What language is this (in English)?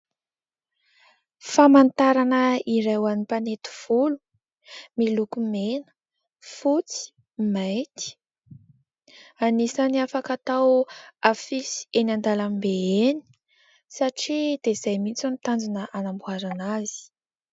Malagasy